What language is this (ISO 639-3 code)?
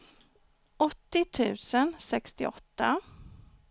swe